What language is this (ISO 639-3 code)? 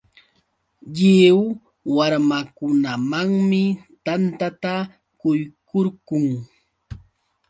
qux